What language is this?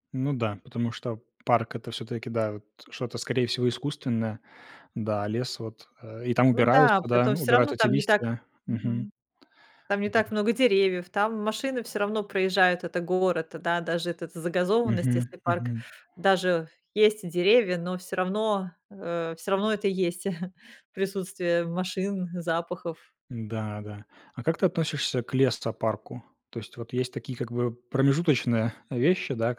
Russian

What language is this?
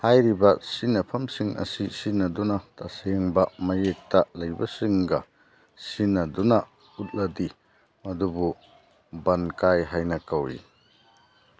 Manipuri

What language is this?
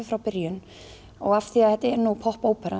Icelandic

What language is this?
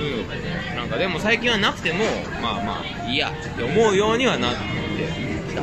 Japanese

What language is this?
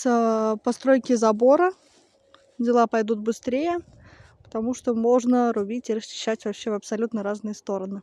Russian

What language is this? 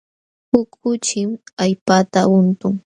Jauja Wanca Quechua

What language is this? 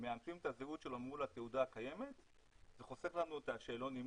Hebrew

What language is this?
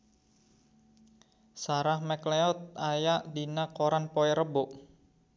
Sundanese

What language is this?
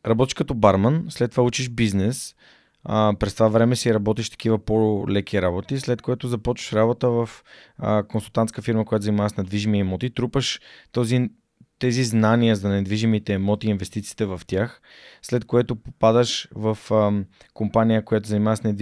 Bulgarian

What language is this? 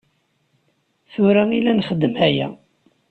Kabyle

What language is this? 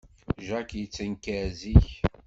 Kabyle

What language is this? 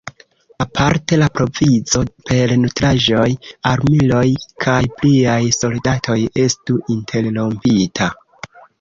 Esperanto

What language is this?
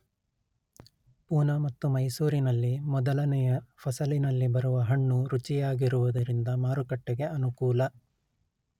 Kannada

